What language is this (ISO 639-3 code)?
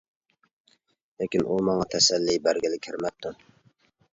uig